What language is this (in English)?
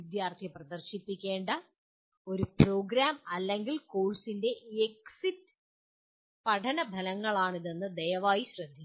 Malayalam